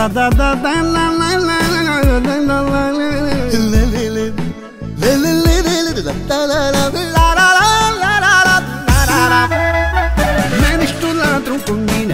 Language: Romanian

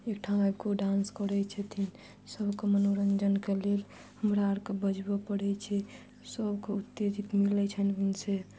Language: Maithili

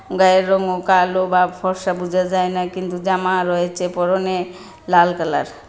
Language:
Bangla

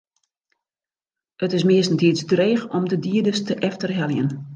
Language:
Western Frisian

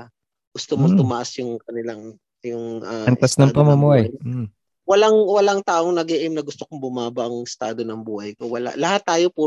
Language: Filipino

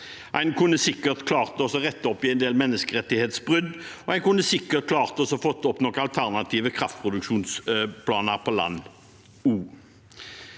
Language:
Norwegian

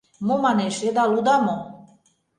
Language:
Mari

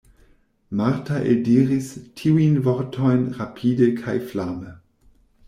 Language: Esperanto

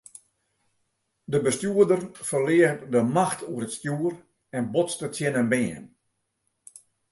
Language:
Western Frisian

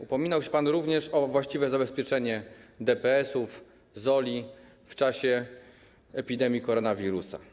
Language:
Polish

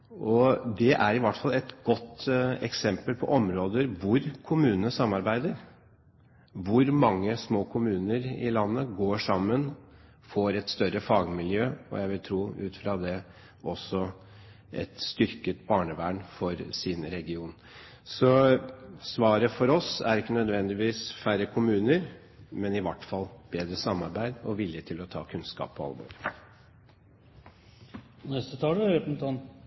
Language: Norwegian Bokmål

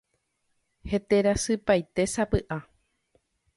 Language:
Guarani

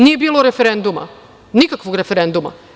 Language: Serbian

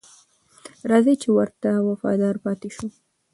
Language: Pashto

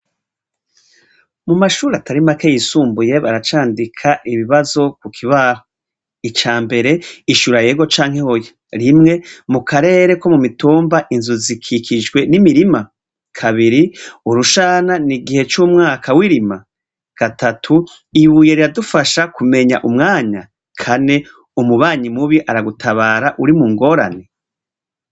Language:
Rundi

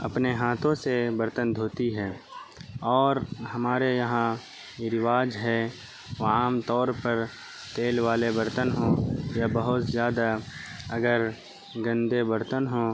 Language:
Urdu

